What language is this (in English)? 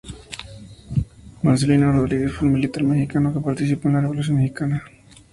Spanish